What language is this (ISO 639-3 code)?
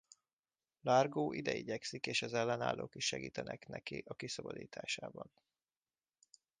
hun